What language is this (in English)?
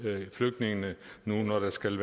Danish